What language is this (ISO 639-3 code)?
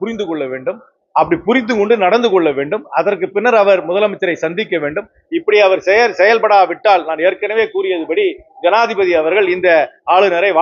ara